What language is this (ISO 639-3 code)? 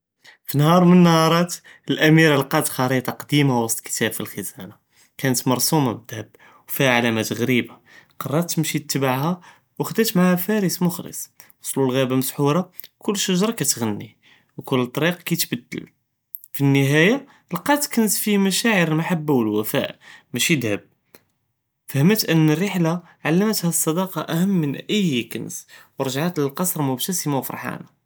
jrb